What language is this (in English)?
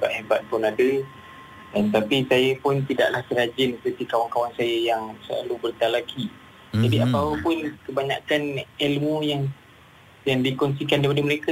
Malay